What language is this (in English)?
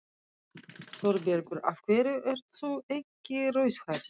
Icelandic